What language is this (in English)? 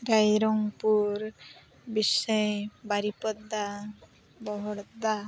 Santali